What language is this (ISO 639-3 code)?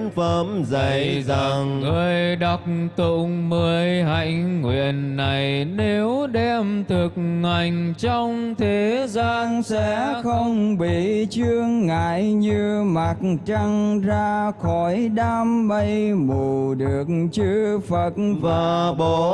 vie